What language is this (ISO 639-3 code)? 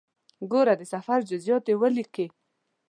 pus